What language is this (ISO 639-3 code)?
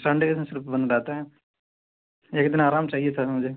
urd